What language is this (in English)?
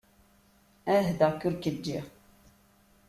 Kabyle